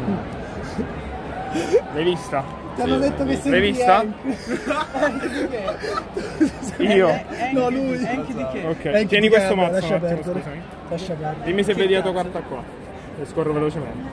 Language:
Italian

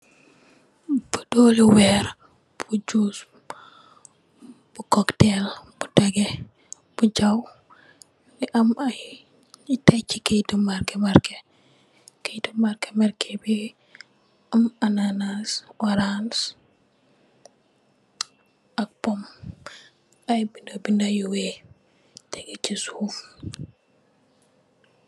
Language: Wolof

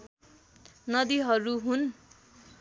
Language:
Nepali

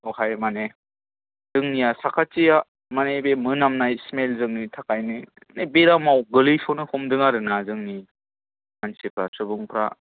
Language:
Bodo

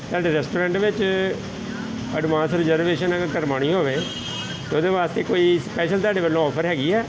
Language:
Punjabi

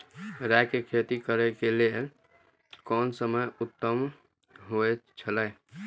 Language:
Maithili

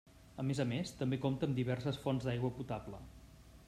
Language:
Catalan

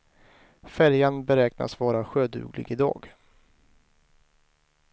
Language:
Swedish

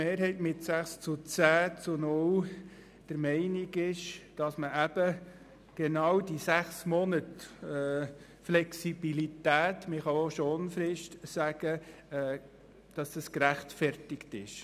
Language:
Swiss German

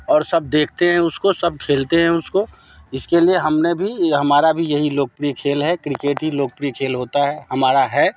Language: Hindi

